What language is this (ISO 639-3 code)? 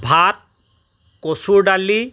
asm